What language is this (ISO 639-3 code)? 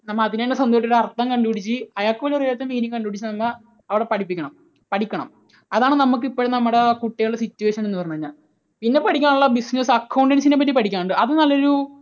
mal